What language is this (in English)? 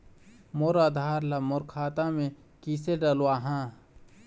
Chhattisgarhi